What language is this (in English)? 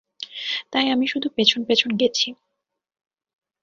Bangla